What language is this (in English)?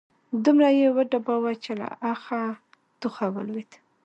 Pashto